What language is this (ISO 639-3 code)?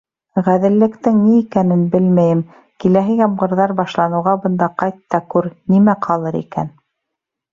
bak